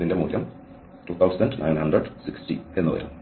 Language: Malayalam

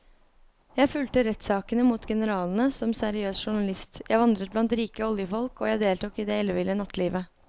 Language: Norwegian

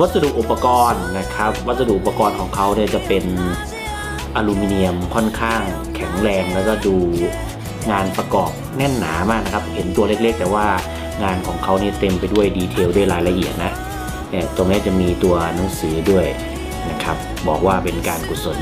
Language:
Thai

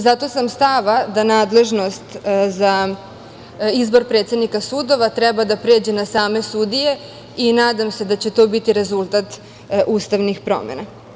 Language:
Serbian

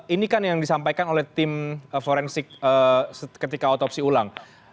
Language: Indonesian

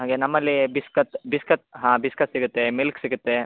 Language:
Kannada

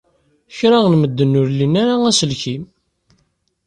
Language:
Kabyle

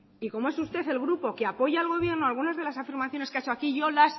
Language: Spanish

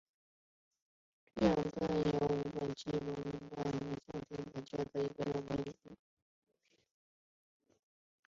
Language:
Chinese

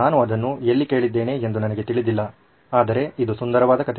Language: Kannada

